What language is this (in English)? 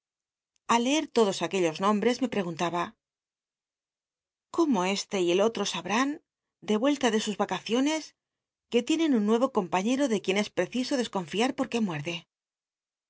Spanish